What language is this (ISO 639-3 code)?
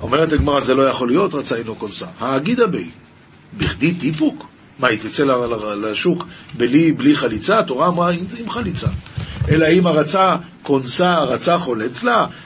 heb